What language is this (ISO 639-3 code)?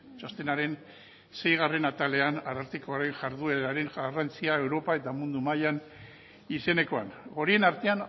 eus